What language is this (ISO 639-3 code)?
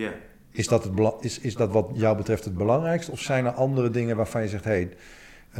nld